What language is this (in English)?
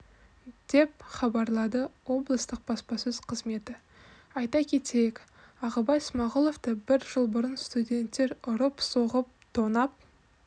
Kazakh